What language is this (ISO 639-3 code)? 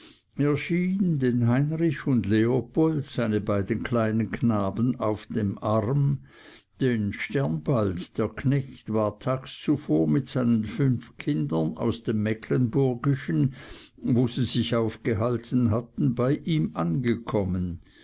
deu